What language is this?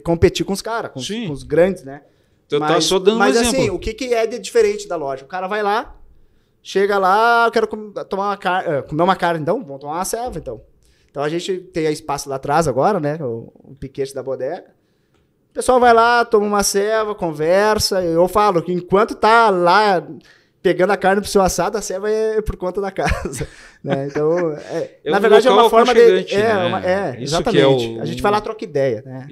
Portuguese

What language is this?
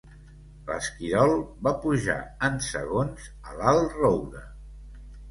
Catalan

